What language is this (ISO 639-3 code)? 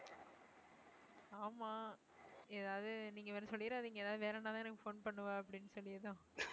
tam